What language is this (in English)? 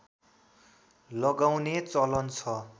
Nepali